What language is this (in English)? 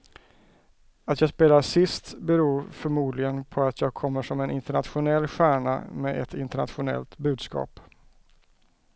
Swedish